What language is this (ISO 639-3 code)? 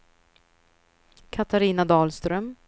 swe